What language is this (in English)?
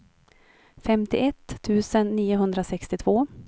Swedish